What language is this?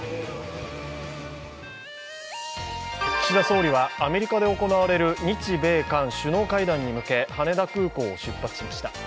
Japanese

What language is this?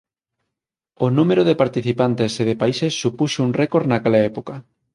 Galician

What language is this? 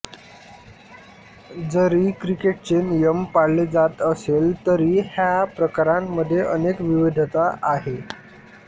Marathi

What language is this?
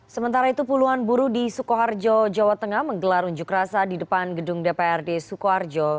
Indonesian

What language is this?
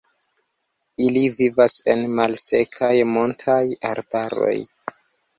Esperanto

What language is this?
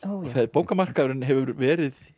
Icelandic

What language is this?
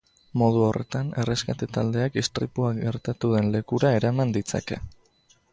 Basque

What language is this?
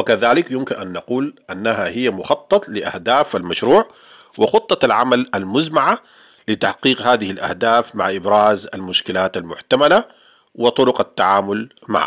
Arabic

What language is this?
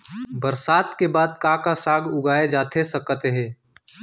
Chhattisgarhi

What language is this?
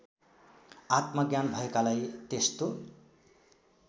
Nepali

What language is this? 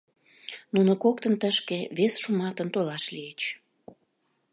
Mari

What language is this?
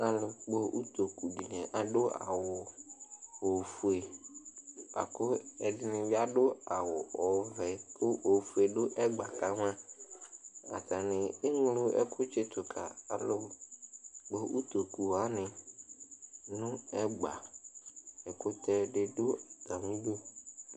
Ikposo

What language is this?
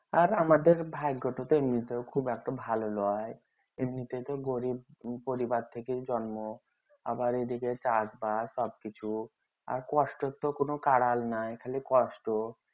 Bangla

